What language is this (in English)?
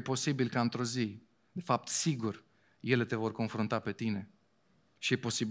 Romanian